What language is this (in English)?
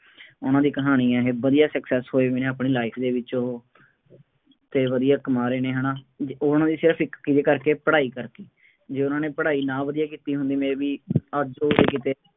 Punjabi